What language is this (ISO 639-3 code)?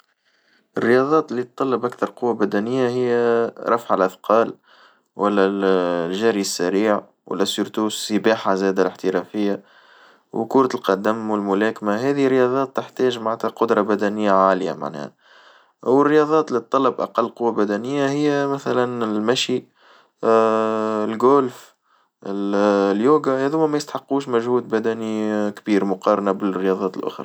aeb